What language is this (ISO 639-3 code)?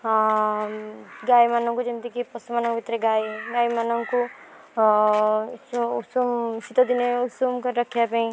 ori